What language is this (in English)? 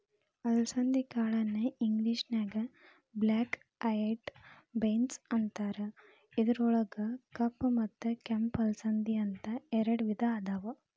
Kannada